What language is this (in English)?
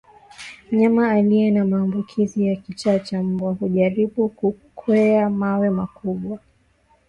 Swahili